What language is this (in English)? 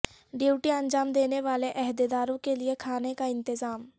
Urdu